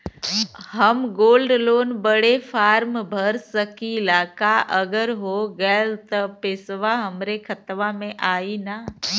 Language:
Bhojpuri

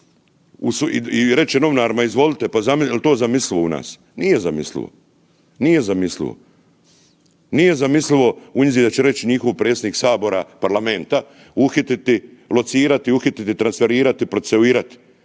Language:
Croatian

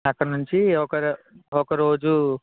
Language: Telugu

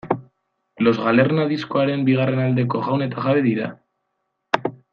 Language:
Basque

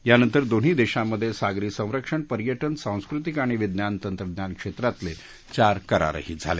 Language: Marathi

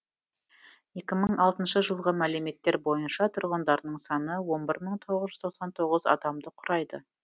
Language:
Kazakh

